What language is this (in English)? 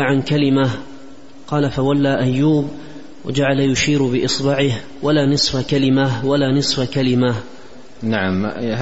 Arabic